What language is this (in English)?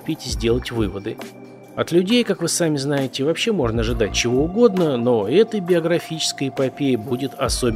Russian